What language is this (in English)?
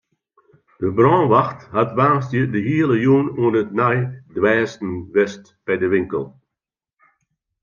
Western Frisian